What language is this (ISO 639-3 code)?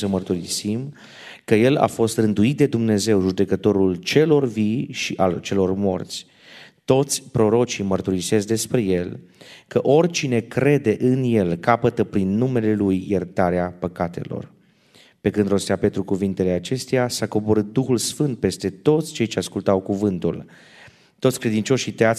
ron